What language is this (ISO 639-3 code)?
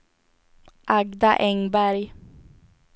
swe